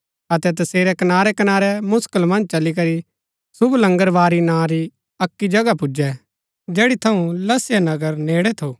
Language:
Gaddi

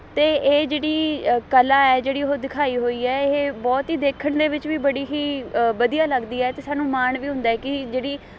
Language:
Punjabi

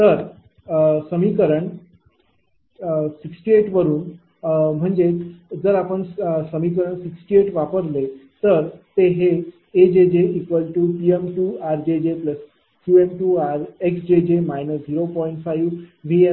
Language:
Marathi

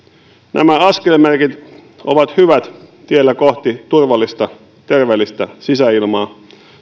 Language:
Finnish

